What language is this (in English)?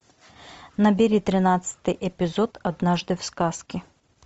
Russian